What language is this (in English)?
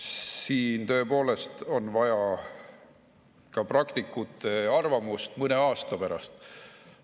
Estonian